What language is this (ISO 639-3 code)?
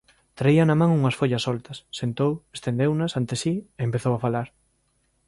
glg